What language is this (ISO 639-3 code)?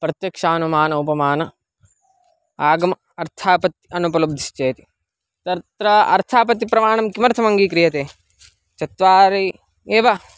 san